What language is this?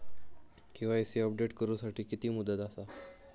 Marathi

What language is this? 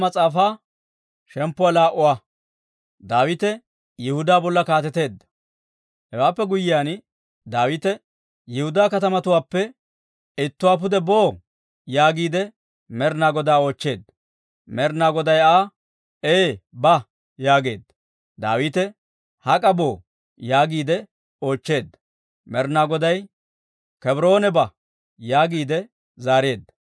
Dawro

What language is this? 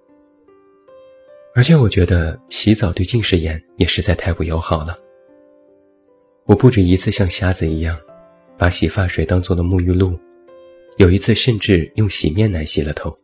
Chinese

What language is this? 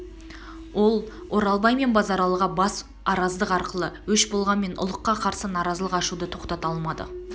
Kazakh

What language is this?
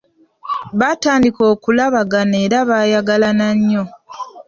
Ganda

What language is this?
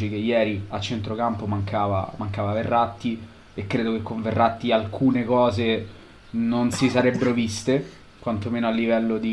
Italian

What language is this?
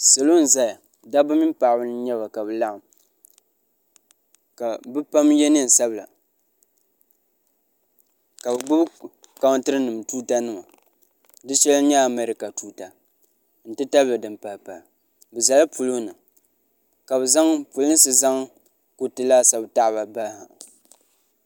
Dagbani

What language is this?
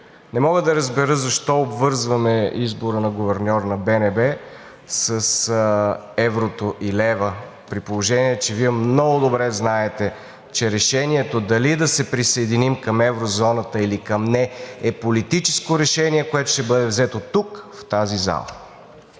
Bulgarian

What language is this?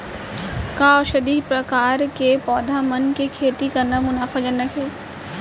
Chhattisgarhi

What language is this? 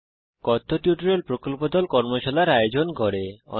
Bangla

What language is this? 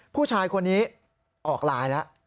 Thai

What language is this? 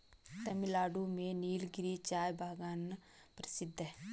Hindi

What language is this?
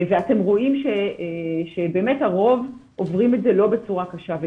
Hebrew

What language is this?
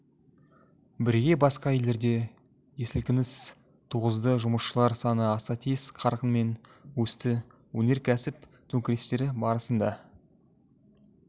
Kazakh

